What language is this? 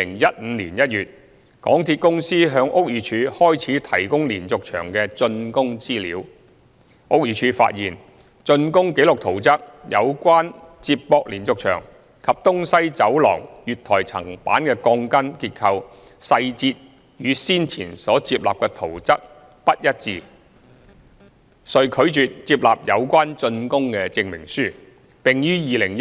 Cantonese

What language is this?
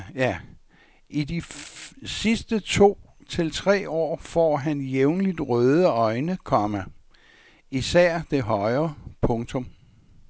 Danish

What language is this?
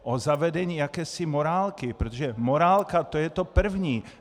Czech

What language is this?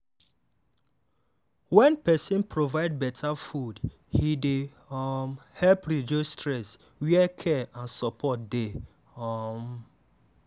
Nigerian Pidgin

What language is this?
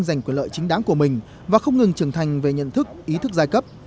Vietnamese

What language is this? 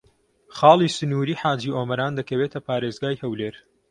Central Kurdish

